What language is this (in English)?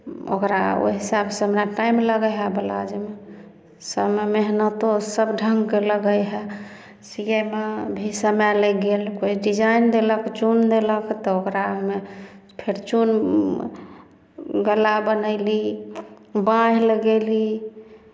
Maithili